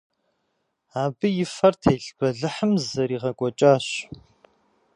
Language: Kabardian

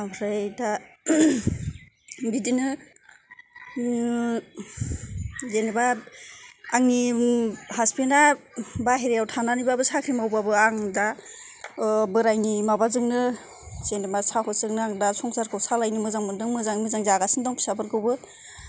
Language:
Bodo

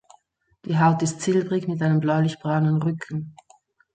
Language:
German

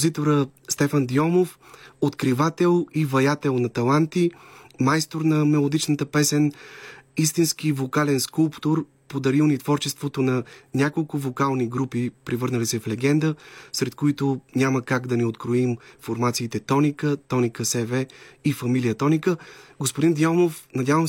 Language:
Bulgarian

